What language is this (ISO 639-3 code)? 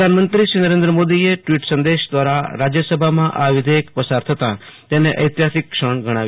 guj